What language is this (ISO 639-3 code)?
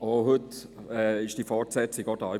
gsw